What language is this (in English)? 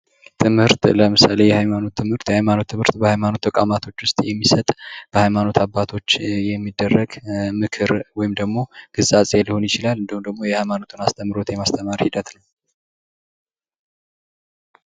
Amharic